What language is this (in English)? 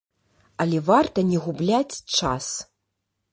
Belarusian